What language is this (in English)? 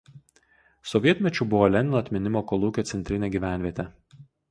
Lithuanian